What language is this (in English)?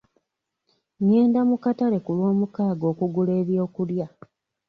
Ganda